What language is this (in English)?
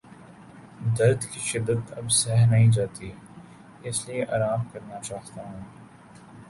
Urdu